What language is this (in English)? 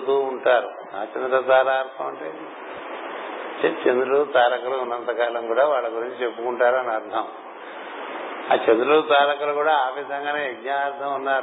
Telugu